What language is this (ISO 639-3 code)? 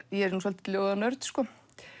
isl